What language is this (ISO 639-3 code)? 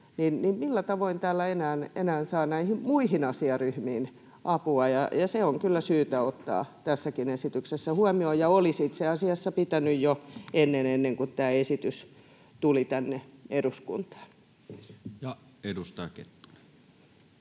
fin